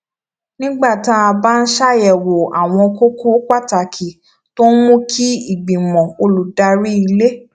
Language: Yoruba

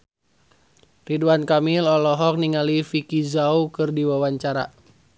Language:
Sundanese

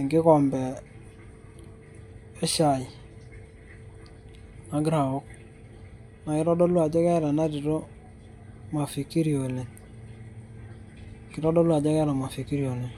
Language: Masai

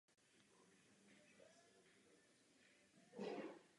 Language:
Czech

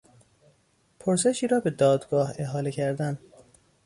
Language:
Persian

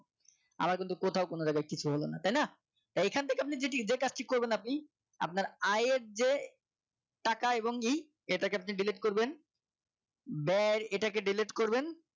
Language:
Bangla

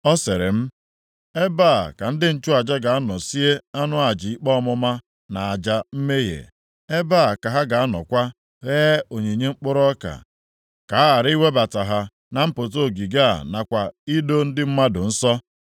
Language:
Igbo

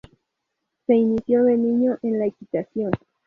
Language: Spanish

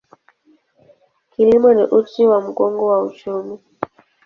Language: Swahili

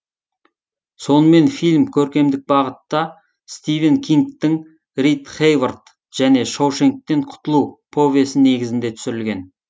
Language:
Kazakh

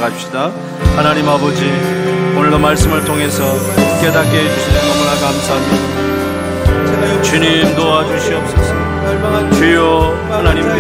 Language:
Korean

